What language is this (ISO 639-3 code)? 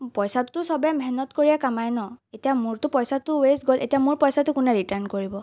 asm